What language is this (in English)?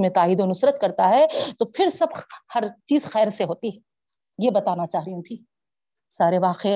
Urdu